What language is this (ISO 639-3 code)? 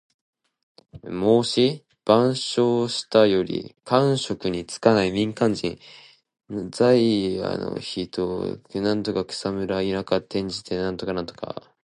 jpn